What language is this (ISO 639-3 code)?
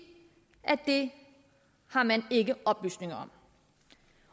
dan